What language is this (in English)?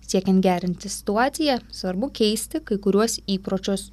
Lithuanian